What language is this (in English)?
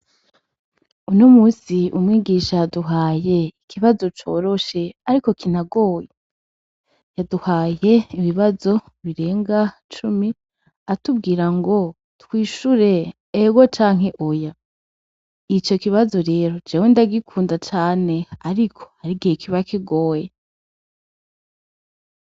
Rundi